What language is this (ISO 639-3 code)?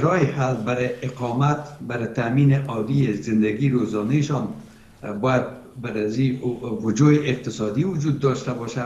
fas